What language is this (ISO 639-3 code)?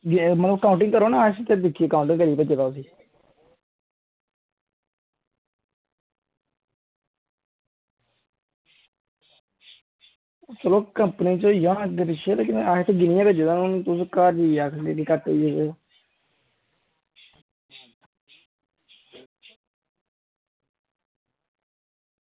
doi